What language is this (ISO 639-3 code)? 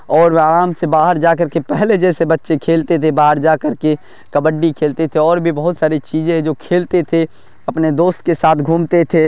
urd